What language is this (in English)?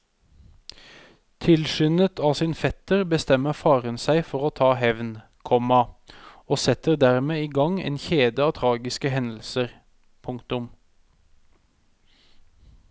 Norwegian